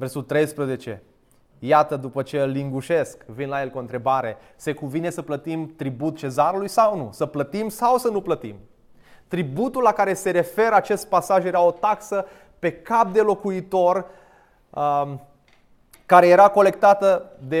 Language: Romanian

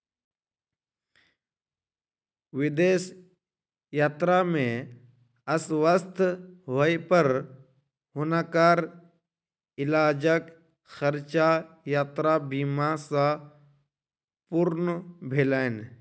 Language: Maithili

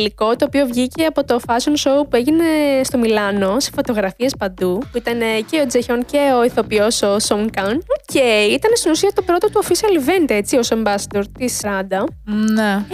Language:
Greek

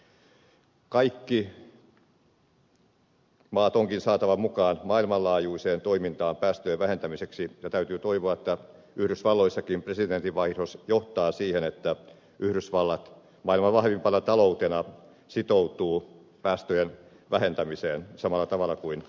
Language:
Finnish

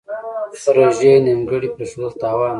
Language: Pashto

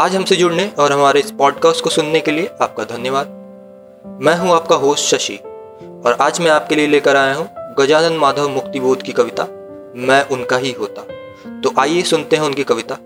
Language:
Hindi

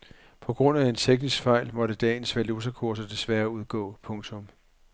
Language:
Danish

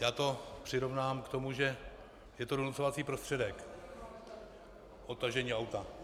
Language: Czech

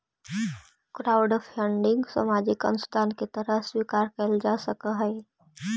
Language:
Magahi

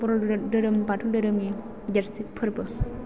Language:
Bodo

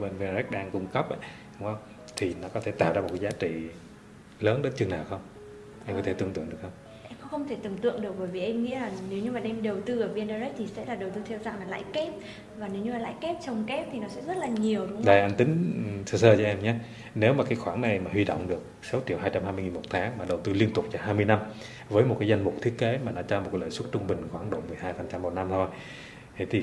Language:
Vietnamese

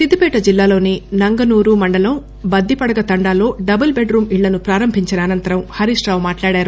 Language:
Telugu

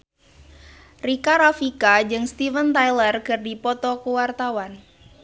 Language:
Sundanese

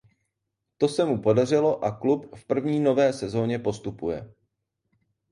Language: Czech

